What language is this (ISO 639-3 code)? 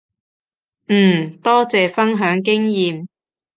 yue